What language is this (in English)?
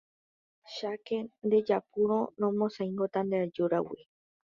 Guarani